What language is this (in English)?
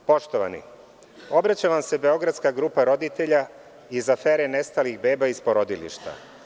Serbian